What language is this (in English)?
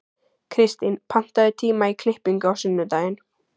Icelandic